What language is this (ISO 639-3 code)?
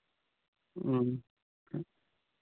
sat